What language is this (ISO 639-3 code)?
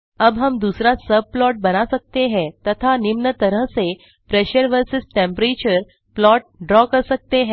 hin